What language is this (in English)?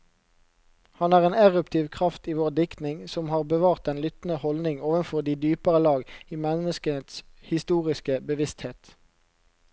Norwegian